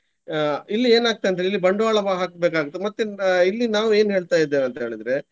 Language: Kannada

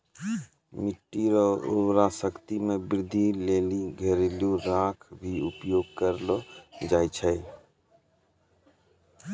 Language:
Maithili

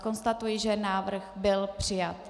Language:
Czech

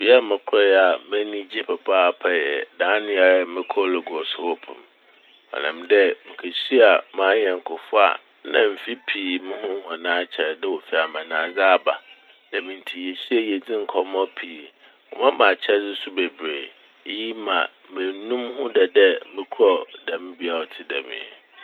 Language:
Akan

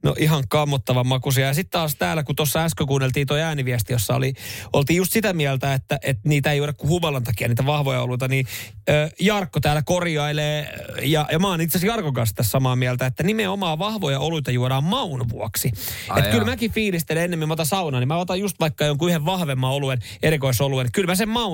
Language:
Finnish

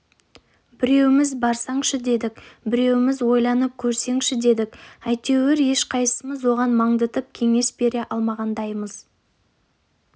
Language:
Kazakh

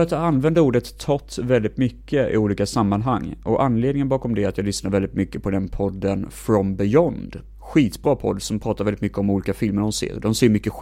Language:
Swedish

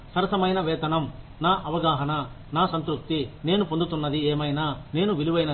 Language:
Telugu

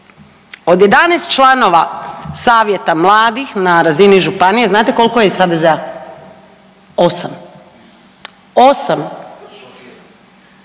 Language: Croatian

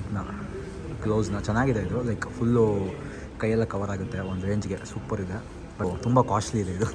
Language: Kannada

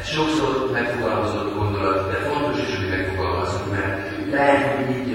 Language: Hungarian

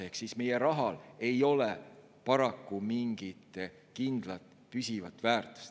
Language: Estonian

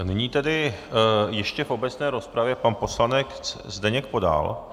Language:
Czech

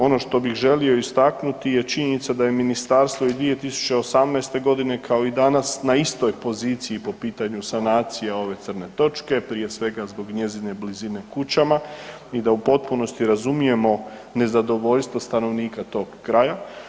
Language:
Croatian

